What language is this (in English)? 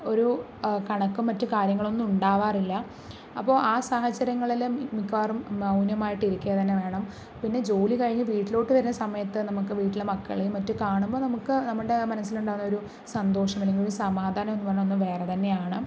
Malayalam